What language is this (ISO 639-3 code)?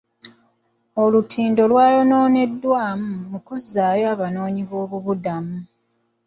lug